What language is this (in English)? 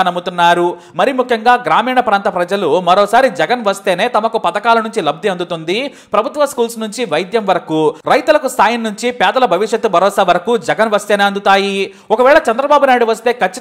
Telugu